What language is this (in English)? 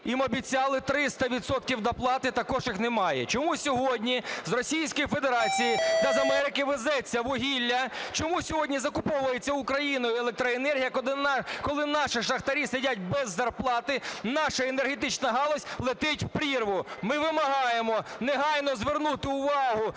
Ukrainian